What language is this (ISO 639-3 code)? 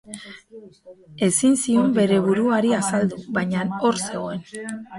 eus